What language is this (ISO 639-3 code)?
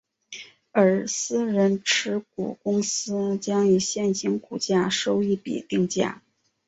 zho